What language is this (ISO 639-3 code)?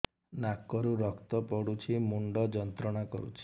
ori